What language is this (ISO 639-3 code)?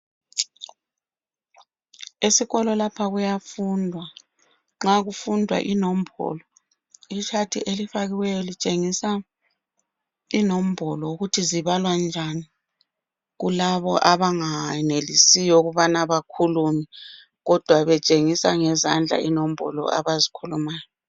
nde